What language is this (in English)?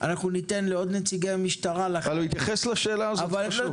Hebrew